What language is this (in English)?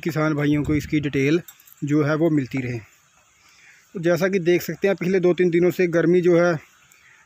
Hindi